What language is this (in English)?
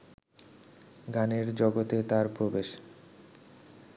Bangla